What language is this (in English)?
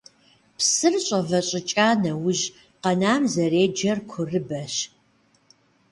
Kabardian